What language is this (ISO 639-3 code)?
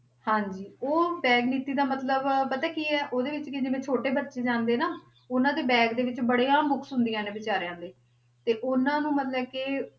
pan